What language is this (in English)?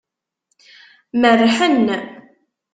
Kabyle